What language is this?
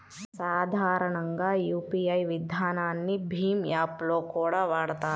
Telugu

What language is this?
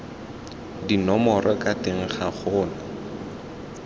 Tswana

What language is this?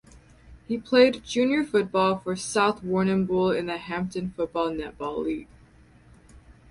English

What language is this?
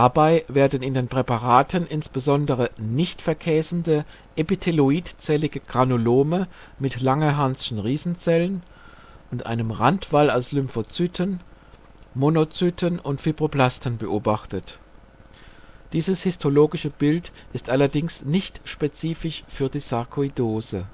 German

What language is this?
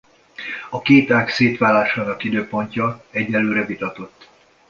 Hungarian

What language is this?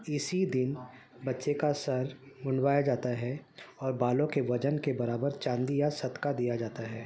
Urdu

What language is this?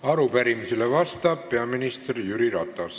Estonian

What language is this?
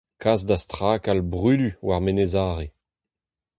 Breton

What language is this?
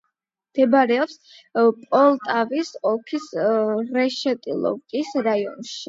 Georgian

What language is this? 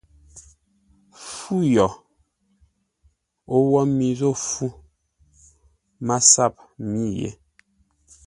Ngombale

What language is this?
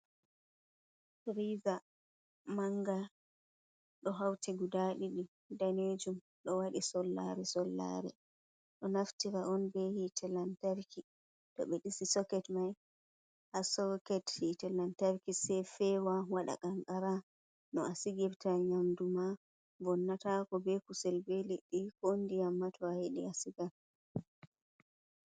Fula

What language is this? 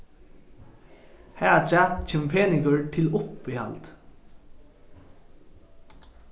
Faroese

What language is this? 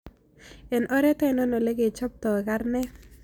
Kalenjin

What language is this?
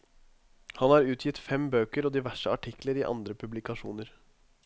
Norwegian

